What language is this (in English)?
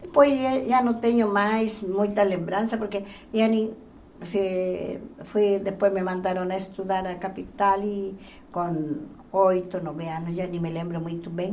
Portuguese